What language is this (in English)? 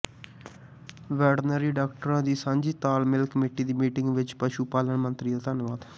Punjabi